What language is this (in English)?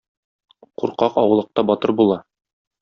Tatar